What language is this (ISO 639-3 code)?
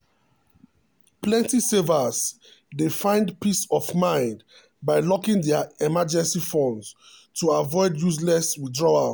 pcm